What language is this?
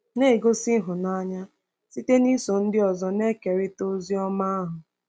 Igbo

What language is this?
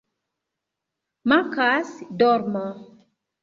Esperanto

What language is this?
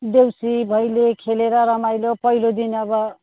Nepali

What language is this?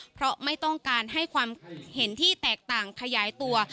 Thai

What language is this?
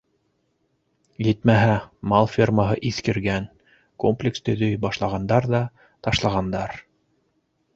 Bashkir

